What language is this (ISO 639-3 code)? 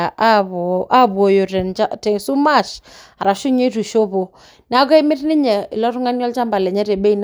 mas